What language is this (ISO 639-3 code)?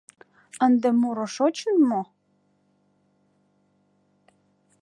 chm